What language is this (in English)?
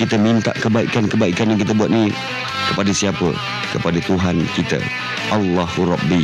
Malay